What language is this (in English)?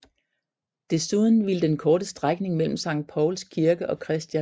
Danish